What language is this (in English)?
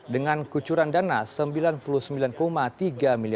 Indonesian